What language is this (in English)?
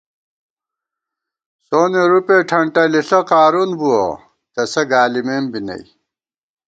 Gawar-Bati